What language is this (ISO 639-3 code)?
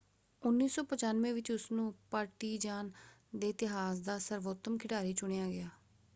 pan